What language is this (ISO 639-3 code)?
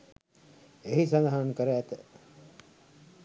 sin